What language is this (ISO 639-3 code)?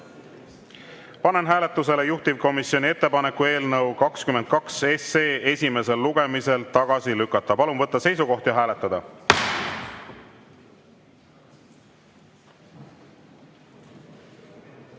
est